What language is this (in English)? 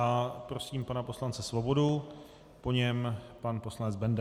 Czech